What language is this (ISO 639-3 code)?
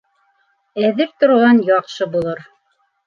bak